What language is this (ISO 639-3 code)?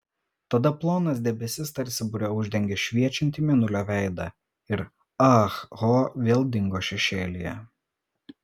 lit